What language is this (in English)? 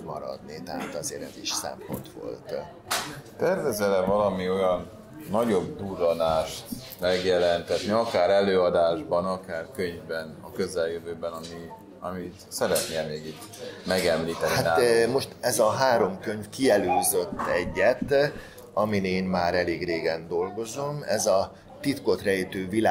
Hungarian